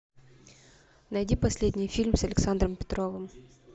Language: Russian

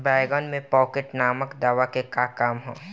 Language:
Bhojpuri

